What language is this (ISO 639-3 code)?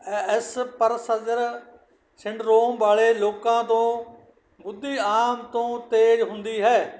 pan